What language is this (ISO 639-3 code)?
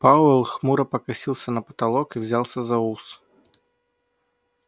rus